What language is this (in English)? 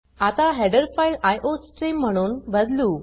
Marathi